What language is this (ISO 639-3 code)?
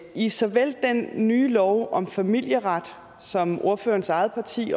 dan